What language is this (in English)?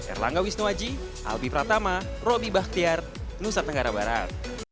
Indonesian